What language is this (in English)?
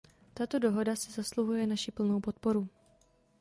Czech